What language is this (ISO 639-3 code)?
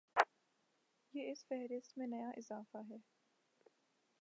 urd